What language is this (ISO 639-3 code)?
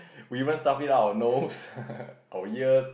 eng